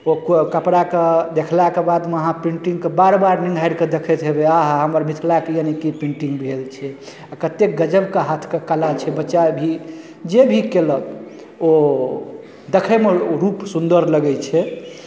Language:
Maithili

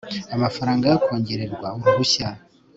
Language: Kinyarwanda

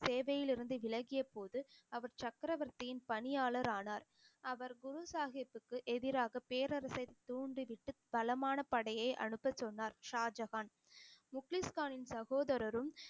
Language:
Tamil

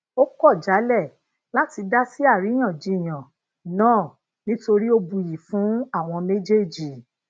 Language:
Yoruba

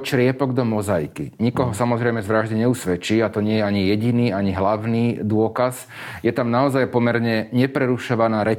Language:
Slovak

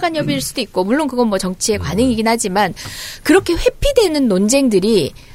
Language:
Korean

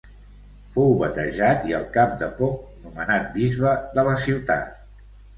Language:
Catalan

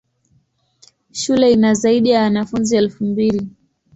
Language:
Swahili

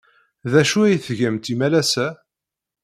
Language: Kabyle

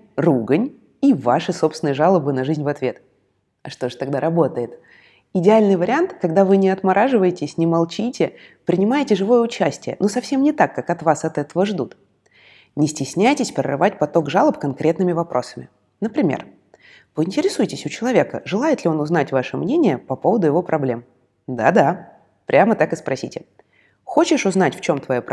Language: Russian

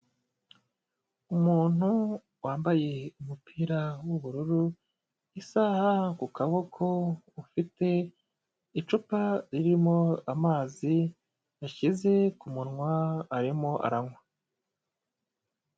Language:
Kinyarwanda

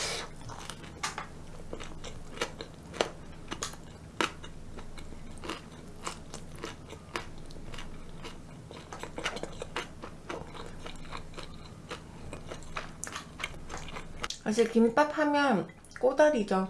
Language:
Korean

